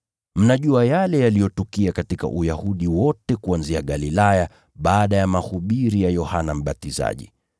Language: Swahili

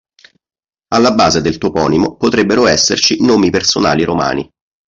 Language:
Italian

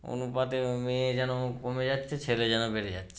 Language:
Bangla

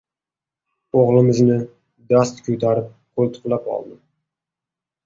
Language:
Uzbek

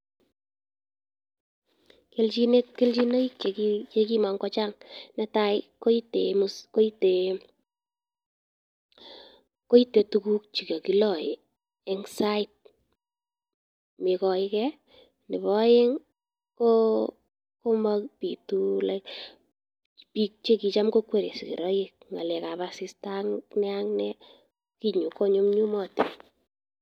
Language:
Kalenjin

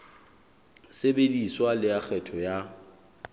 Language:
Southern Sotho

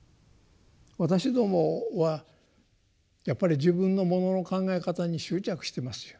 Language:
Japanese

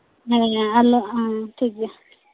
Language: Santali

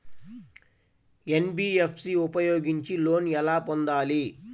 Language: Telugu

